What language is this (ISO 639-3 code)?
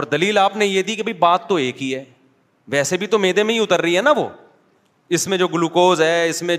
urd